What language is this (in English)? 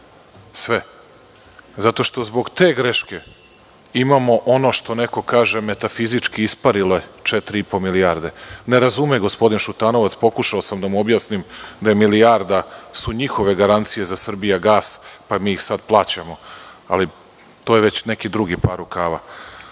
Serbian